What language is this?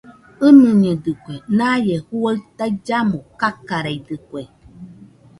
Nüpode Huitoto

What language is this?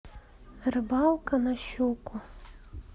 Russian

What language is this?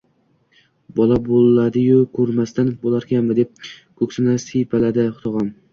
Uzbek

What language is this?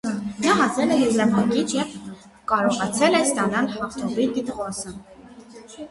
Armenian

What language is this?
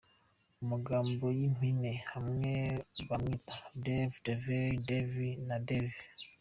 Kinyarwanda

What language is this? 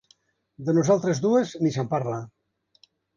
Catalan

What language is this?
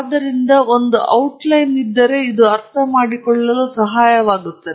Kannada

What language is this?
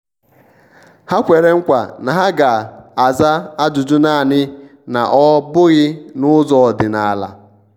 Igbo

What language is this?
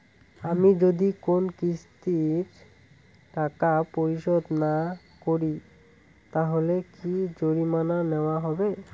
Bangla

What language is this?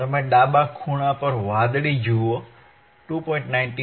Gujarati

